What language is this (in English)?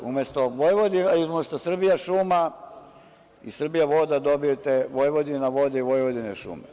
Serbian